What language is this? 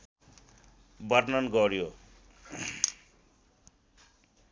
Nepali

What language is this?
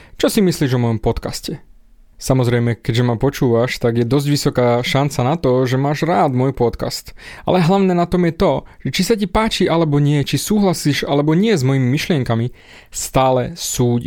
Slovak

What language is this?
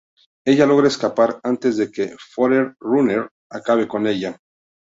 Spanish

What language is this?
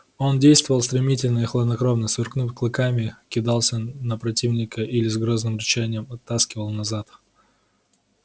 Russian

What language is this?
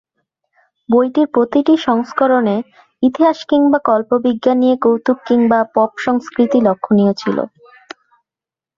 Bangla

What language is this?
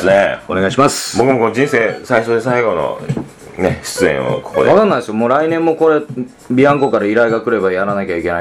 Japanese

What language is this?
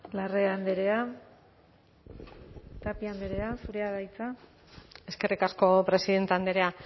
Basque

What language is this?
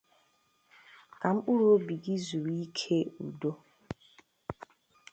Igbo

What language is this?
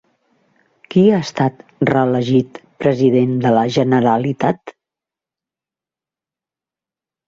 Catalan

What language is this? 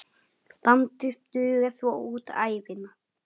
Icelandic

